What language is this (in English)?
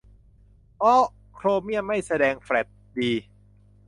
Thai